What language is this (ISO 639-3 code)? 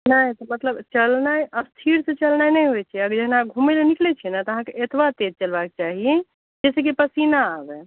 mai